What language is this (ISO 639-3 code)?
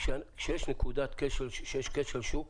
heb